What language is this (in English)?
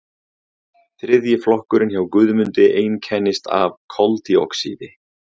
Icelandic